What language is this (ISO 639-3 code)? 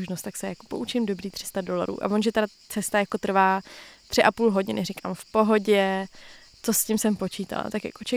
ces